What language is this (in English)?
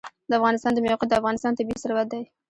Pashto